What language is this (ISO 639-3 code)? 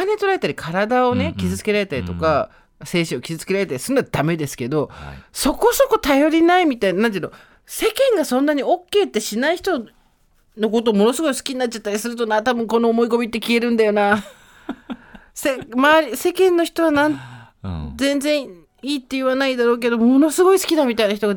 jpn